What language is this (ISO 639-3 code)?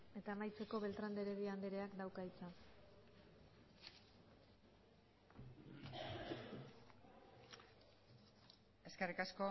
eus